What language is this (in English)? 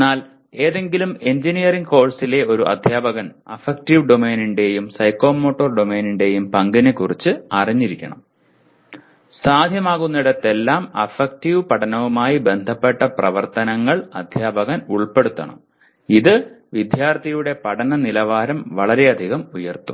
Malayalam